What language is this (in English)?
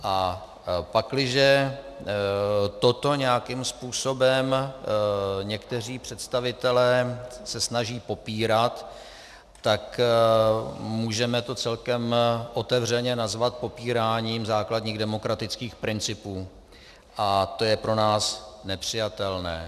Czech